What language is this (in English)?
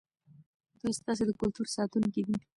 Pashto